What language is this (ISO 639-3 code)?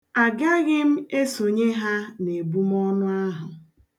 ibo